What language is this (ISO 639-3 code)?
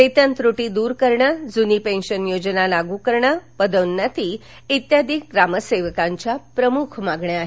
mar